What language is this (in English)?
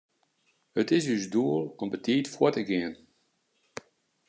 Western Frisian